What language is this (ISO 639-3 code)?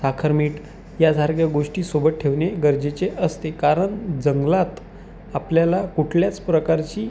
mar